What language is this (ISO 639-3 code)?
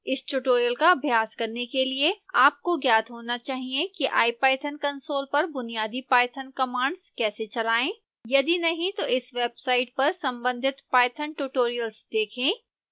hin